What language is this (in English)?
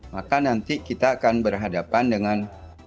Indonesian